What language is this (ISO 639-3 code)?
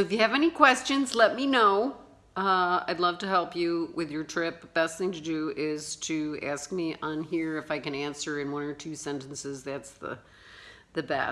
eng